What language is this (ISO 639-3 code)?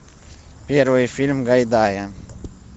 rus